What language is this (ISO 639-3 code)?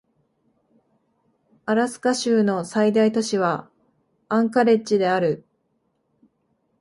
jpn